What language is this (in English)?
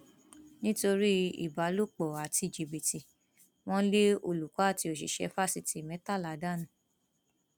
Yoruba